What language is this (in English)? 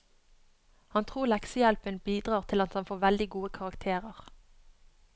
Norwegian